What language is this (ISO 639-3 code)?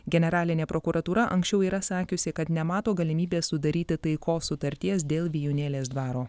lit